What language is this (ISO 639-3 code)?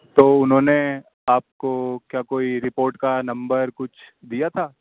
urd